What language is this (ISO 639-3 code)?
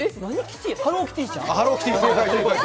jpn